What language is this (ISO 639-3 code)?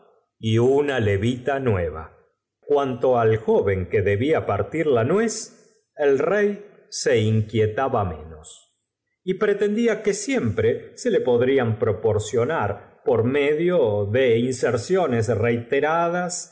spa